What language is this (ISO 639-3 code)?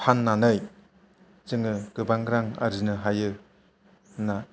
brx